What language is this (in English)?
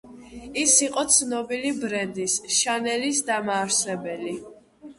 Georgian